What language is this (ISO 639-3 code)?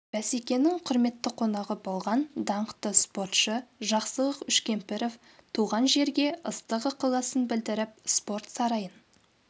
kaz